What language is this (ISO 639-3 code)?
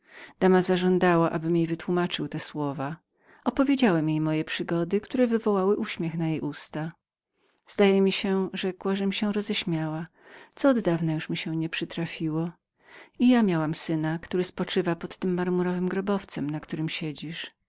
pol